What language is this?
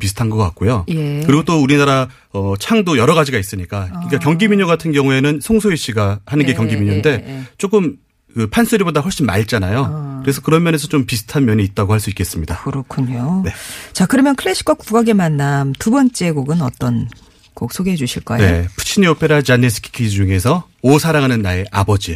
Korean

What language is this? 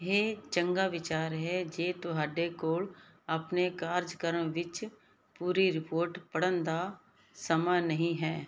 Punjabi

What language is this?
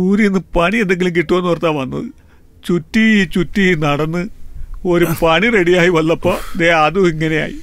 Malayalam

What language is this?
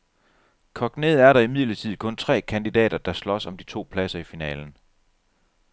Danish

